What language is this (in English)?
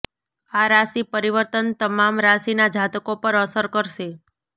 Gujarati